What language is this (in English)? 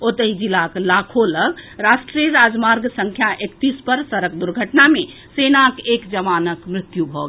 Maithili